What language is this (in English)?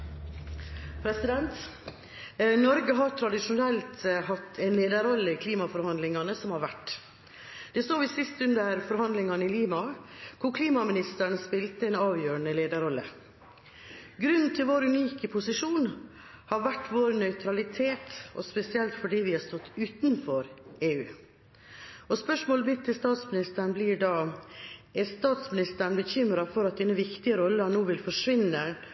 Norwegian